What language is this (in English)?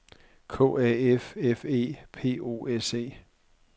Danish